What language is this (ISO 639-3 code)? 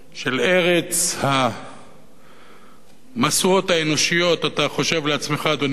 heb